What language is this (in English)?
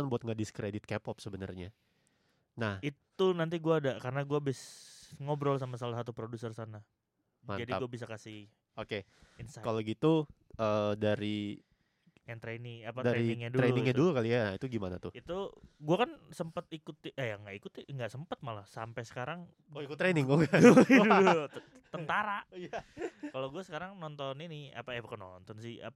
Indonesian